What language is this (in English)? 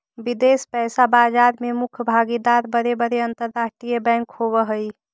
Magahi